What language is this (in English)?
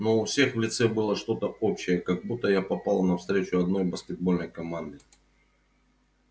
Russian